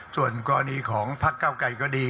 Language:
Thai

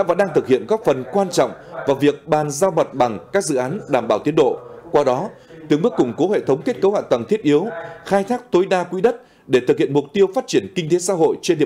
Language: Vietnamese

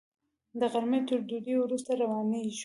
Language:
Pashto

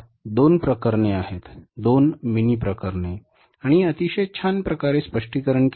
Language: Marathi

